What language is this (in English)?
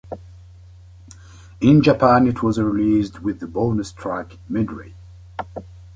English